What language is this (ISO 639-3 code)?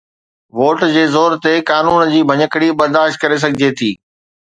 snd